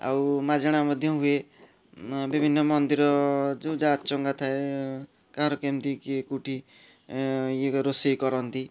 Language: Odia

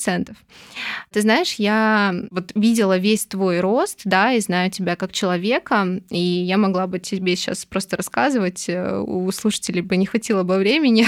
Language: Russian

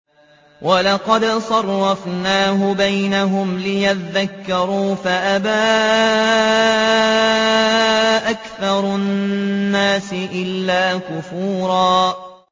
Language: Arabic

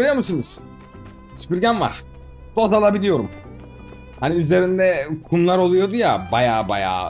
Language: Turkish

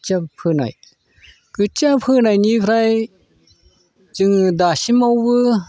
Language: Bodo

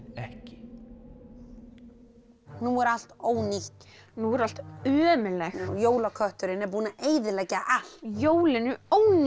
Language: Icelandic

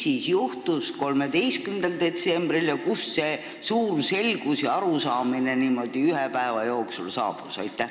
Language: Estonian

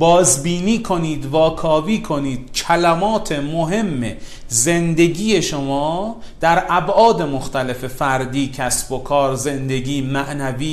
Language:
Persian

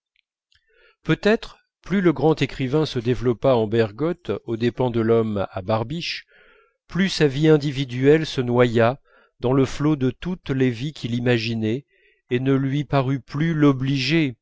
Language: French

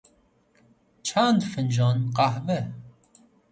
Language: Persian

